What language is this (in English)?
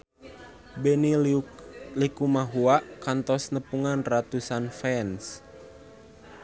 Sundanese